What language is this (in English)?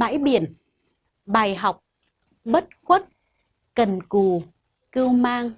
Vietnamese